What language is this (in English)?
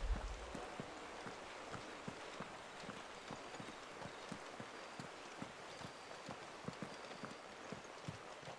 German